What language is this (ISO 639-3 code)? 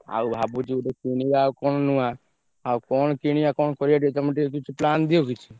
ori